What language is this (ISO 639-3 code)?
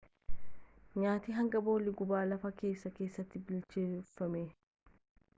orm